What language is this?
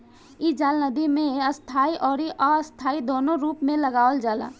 Bhojpuri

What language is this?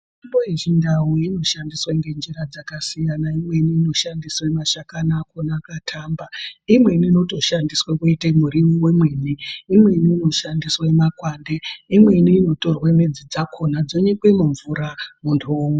Ndau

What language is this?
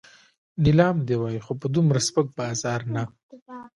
Pashto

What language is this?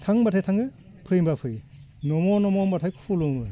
Bodo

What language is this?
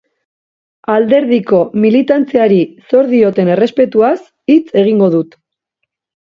Basque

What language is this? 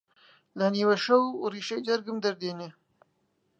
Central Kurdish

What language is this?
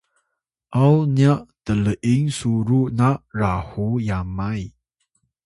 Atayal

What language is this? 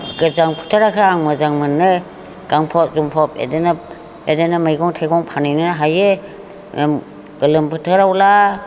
Bodo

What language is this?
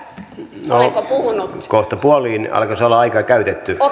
Finnish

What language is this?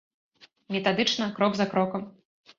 Belarusian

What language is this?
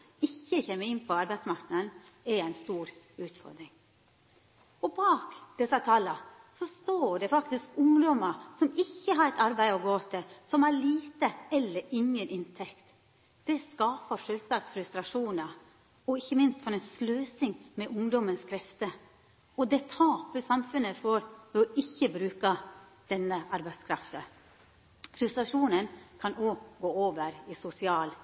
Norwegian Nynorsk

